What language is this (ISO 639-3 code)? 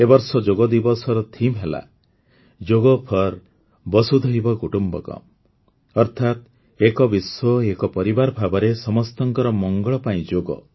ori